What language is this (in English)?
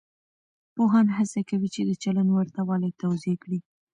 Pashto